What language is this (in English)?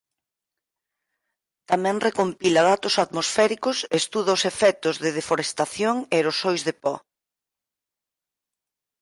Galician